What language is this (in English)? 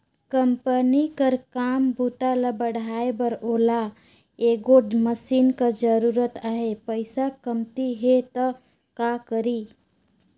Chhattisgarhi